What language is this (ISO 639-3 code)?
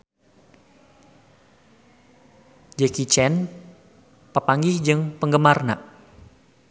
sun